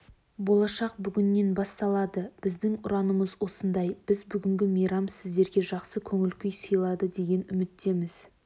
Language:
Kazakh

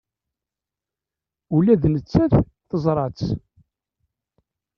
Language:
Kabyle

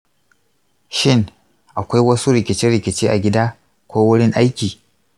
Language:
Hausa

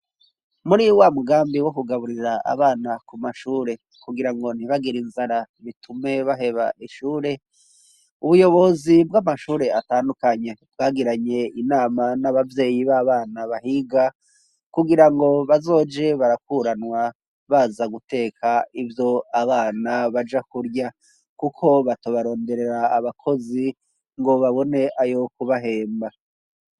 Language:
Rundi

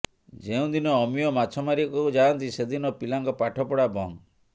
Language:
Odia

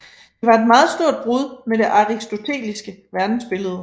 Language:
Danish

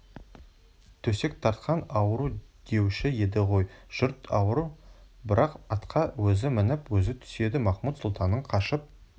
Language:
Kazakh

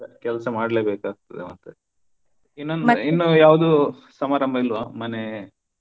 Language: Kannada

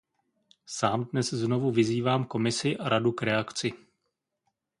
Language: Czech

